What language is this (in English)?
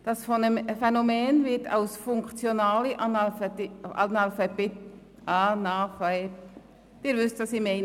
Swiss German